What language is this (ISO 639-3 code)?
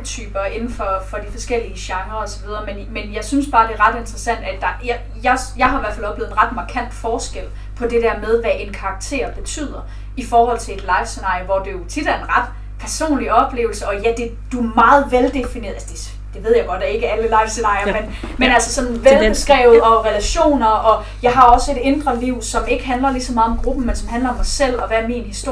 dan